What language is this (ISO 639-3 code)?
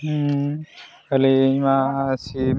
sat